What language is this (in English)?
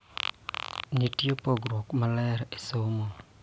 Luo (Kenya and Tanzania)